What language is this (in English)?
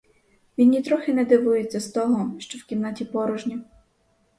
Ukrainian